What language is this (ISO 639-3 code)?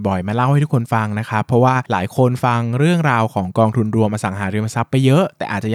tha